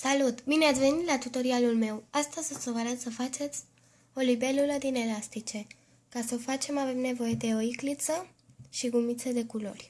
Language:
Romanian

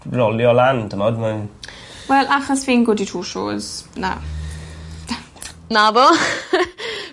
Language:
Welsh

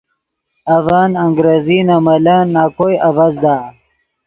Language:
Yidgha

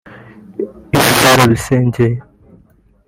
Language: Kinyarwanda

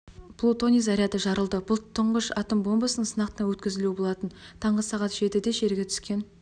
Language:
Kazakh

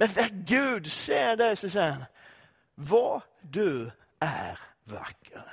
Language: Swedish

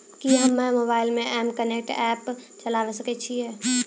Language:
Maithili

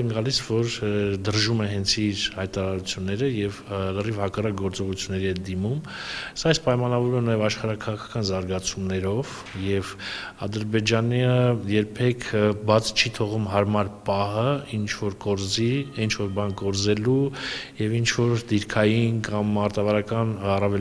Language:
Russian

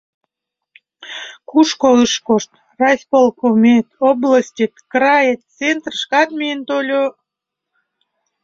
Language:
Mari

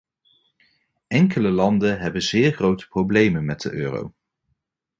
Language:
Dutch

